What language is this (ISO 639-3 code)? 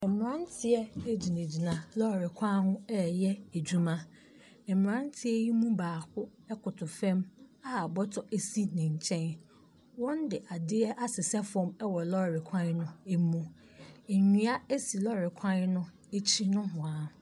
aka